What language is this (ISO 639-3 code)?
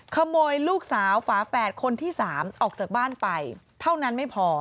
tha